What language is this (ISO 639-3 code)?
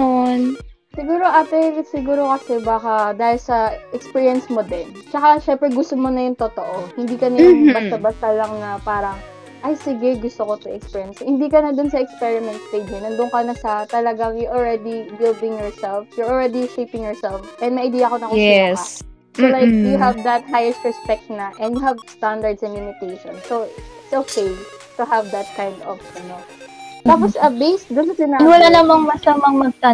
fil